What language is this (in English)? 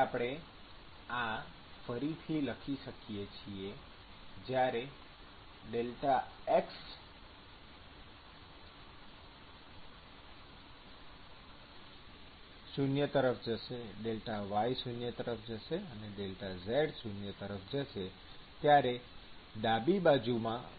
Gujarati